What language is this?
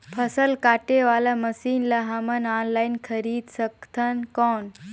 Chhattisgarhi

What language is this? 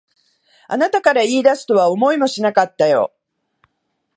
Japanese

